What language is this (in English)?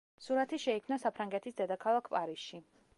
Georgian